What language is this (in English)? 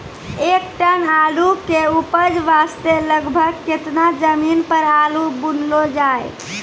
Maithili